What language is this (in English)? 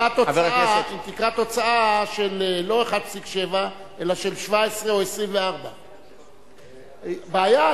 Hebrew